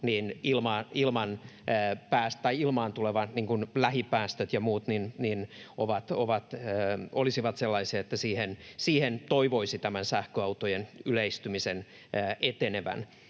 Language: Finnish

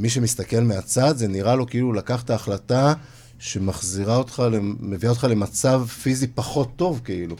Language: Hebrew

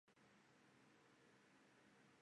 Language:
Chinese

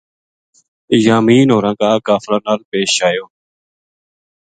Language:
Gujari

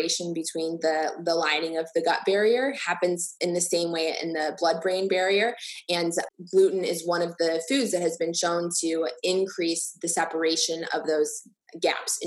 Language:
English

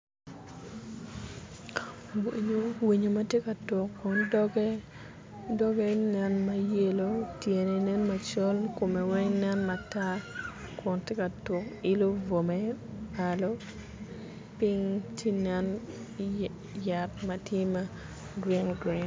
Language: Acoli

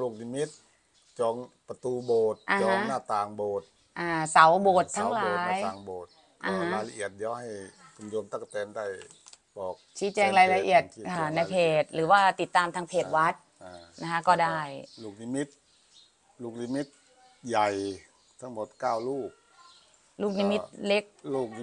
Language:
Thai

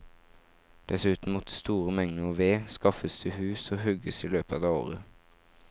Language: Norwegian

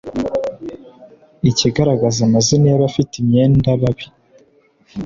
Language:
Kinyarwanda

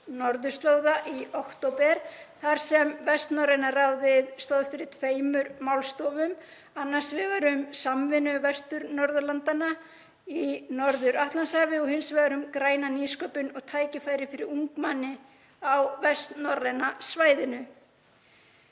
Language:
Icelandic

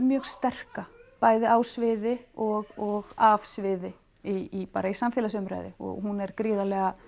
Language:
Icelandic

